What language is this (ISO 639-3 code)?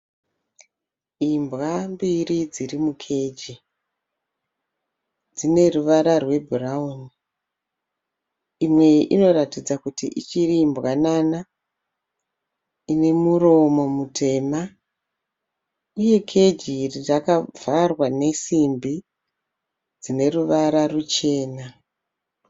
sna